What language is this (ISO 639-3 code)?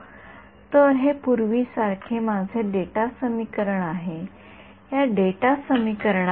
mar